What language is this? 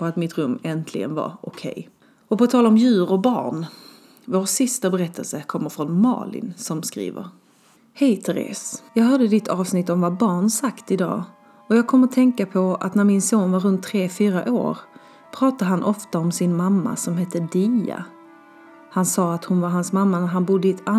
Swedish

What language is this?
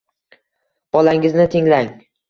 Uzbek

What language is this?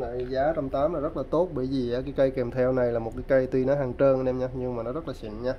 Vietnamese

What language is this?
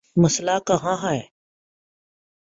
Urdu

